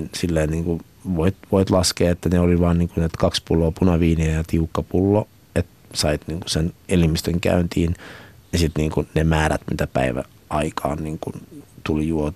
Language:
Finnish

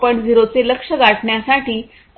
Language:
Marathi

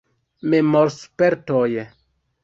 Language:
Esperanto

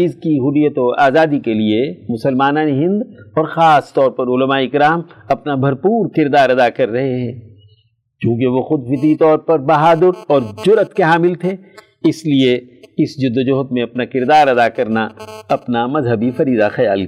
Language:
Urdu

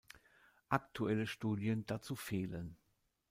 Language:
German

